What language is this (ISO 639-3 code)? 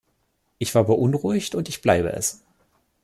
deu